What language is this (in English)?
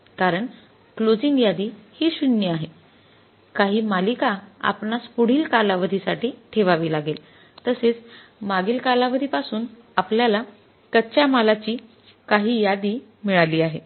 Marathi